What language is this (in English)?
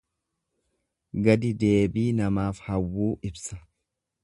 Oromo